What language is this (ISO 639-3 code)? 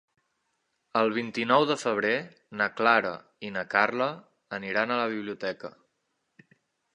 cat